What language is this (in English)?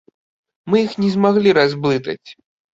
Belarusian